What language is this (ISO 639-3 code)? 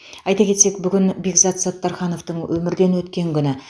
kaz